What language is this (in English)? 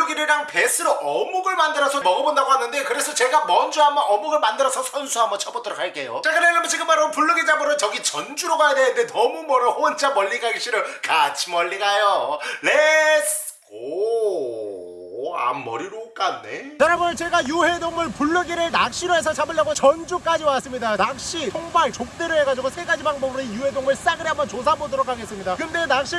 Korean